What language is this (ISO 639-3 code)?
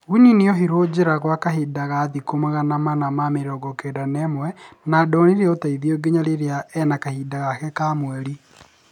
kik